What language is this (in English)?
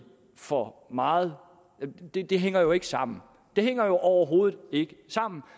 Danish